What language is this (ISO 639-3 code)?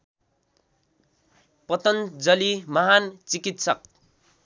nep